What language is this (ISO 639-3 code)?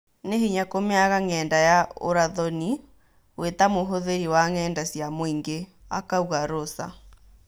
kik